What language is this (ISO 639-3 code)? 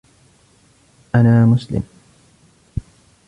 ara